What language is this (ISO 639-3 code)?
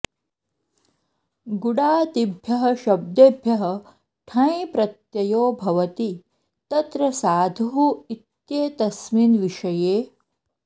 san